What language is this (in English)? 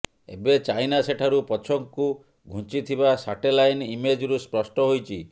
Odia